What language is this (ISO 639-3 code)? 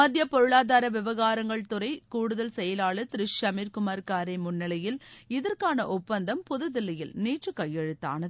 tam